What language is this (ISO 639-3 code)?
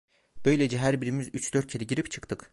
tur